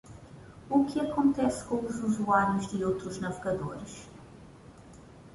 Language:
Portuguese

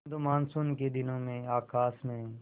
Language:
Hindi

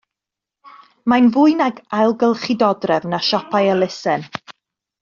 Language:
Welsh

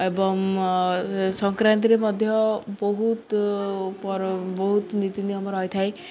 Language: Odia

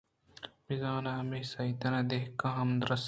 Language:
Eastern Balochi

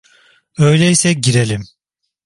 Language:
Turkish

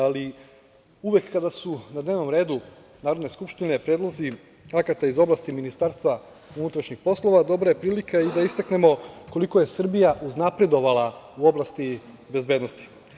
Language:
Serbian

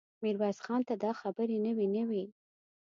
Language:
Pashto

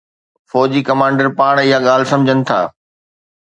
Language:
Sindhi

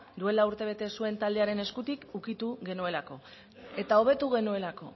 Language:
Basque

